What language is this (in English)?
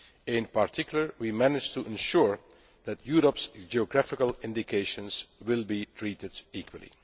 English